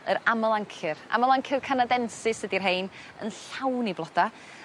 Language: Welsh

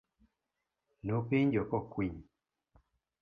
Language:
Luo (Kenya and Tanzania)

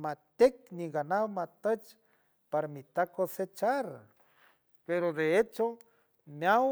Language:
San Francisco Del Mar Huave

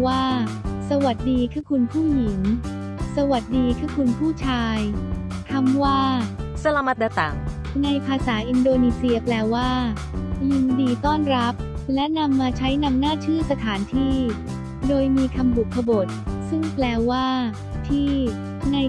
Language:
Thai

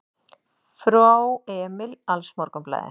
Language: Icelandic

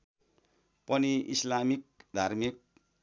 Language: Nepali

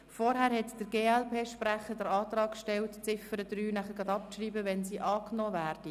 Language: Swiss German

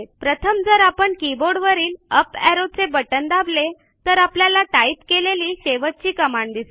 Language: Marathi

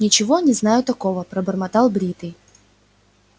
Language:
Russian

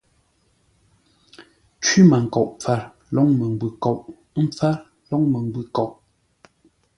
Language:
Ngombale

